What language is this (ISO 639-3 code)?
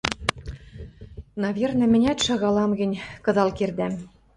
mrj